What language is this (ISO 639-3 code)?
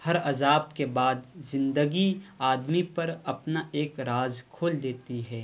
urd